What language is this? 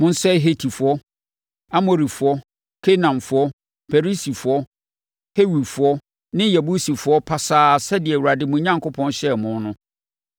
Akan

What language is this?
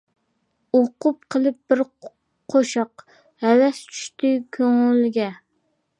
Uyghur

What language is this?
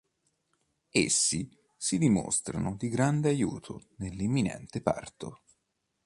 Italian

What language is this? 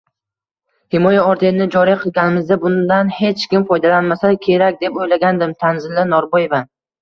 Uzbek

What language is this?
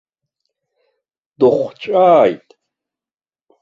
Abkhazian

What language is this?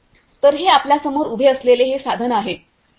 Marathi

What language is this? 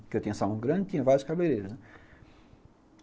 Portuguese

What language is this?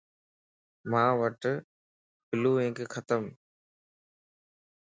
Lasi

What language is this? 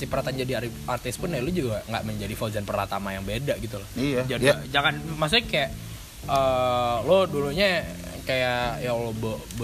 Indonesian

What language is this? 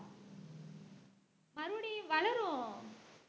Tamil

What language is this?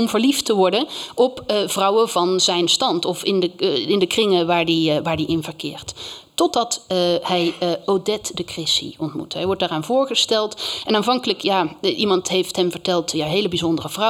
Dutch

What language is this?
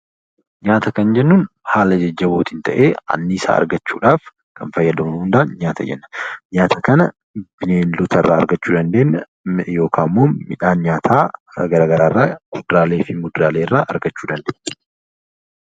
Oromo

